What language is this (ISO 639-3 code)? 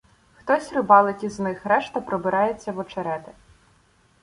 ukr